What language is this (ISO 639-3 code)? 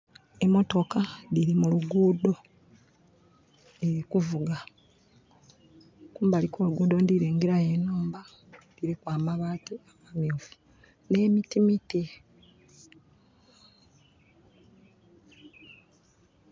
xog